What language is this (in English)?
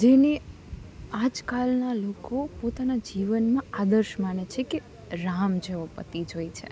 Gujarati